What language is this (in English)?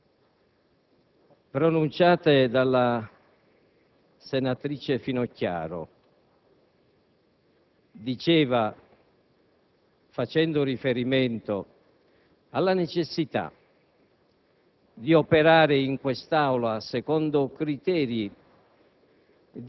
Italian